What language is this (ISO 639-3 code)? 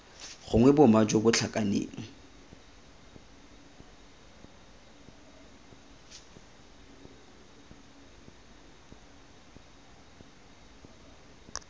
tsn